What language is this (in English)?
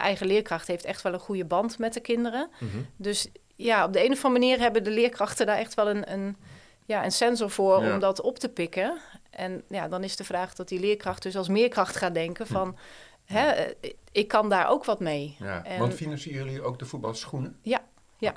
Dutch